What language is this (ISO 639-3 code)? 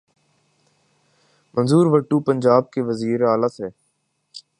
urd